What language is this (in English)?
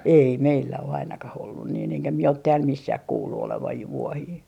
Finnish